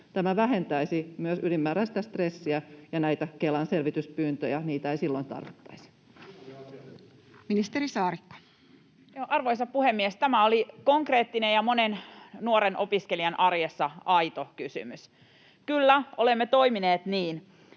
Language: Finnish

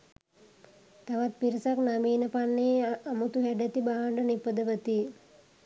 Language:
Sinhala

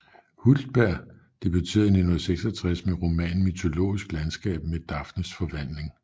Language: Danish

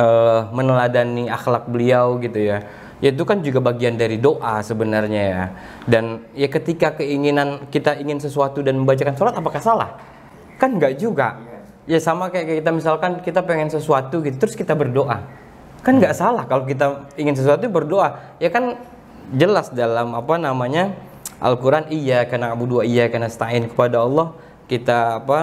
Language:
Indonesian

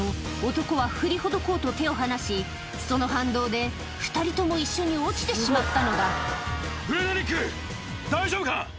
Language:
Japanese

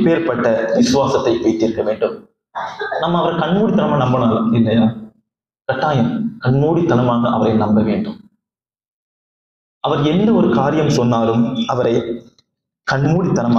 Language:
Arabic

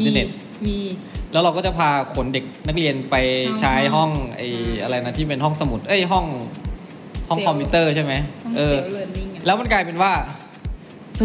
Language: Thai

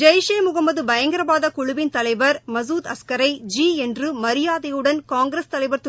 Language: Tamil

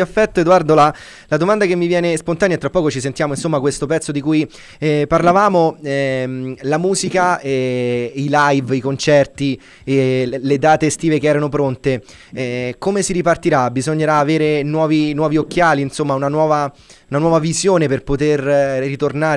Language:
Italian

